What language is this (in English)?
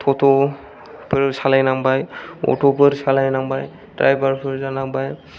Bodo